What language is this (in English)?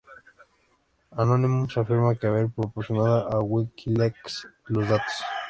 Spanish